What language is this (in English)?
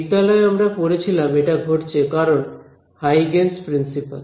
Bangla